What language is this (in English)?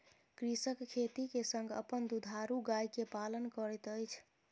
Maithili